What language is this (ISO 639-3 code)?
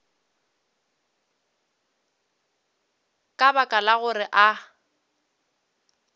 nso